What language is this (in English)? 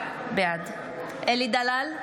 Hebrew